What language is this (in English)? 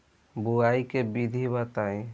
Bhojpuri